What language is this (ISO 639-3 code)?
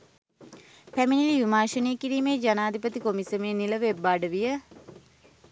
sin